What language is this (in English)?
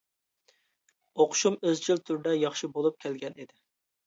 Uyghur